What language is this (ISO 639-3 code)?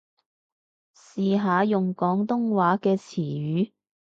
yue